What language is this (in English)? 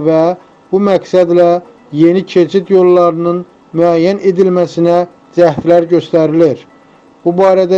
Turkish